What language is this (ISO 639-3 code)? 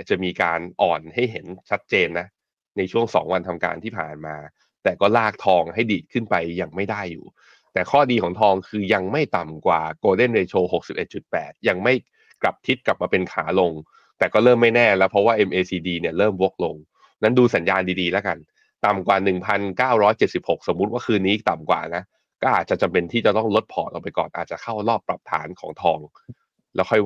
tha